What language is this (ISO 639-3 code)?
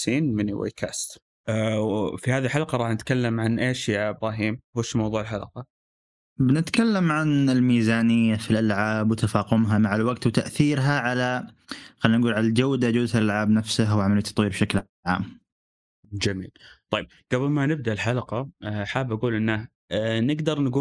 ara